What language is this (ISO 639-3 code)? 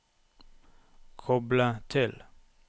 nor